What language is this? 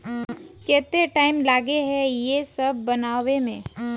Magahi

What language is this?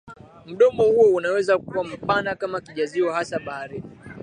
Swahili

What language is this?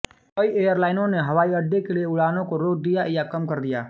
Hindi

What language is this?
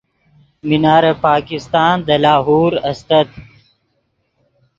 Yidgha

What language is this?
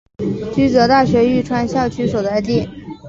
Chinese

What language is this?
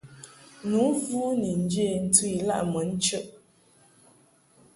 Mungaka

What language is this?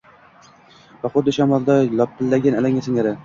Uzbek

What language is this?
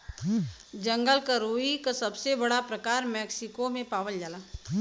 Bhojpuri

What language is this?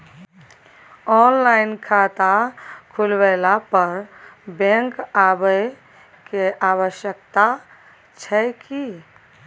Maithili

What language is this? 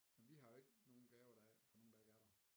Danish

